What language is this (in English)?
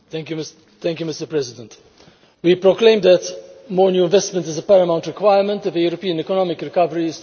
English